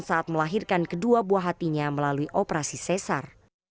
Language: Indonesian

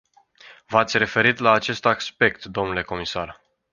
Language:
Romanian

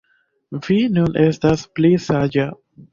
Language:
Esperanto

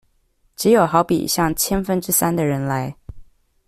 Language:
Chinese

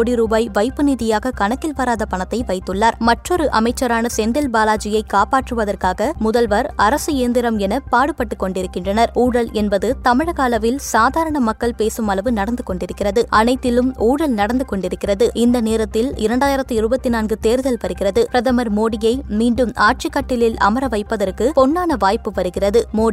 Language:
Tamil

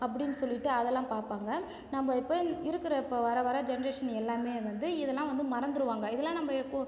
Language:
Tamil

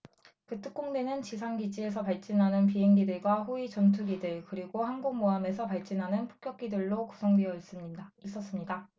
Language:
Korean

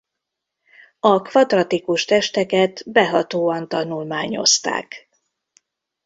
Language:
Hungarian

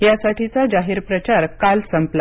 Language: Marathi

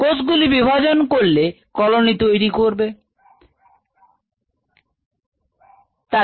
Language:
Bangla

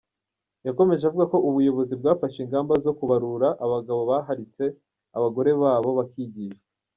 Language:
Kinyarwanda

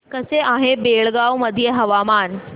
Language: Marathi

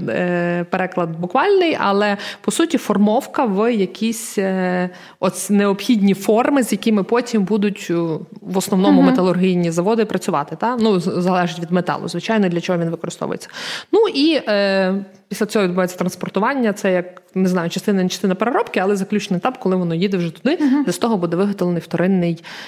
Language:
Ukrainian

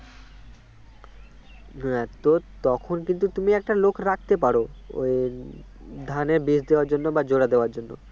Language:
Bangla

